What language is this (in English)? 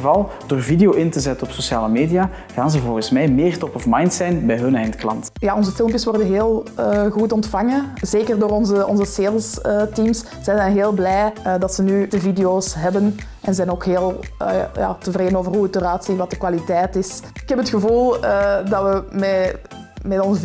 Dutch